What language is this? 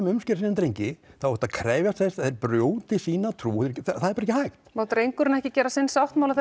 Icelandic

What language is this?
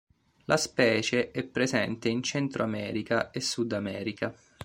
Italian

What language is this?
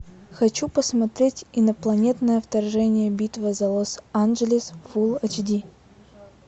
Russian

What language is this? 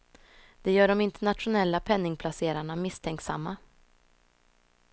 Swedish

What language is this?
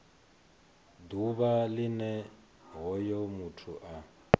Venda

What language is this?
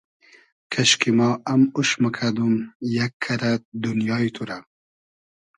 Hazaragi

